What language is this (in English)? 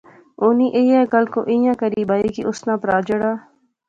Pahari-Potwari